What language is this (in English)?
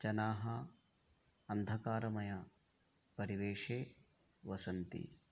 Sanskrit